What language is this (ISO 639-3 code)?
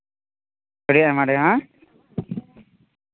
sat